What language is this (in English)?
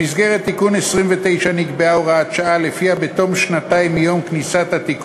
Hebrew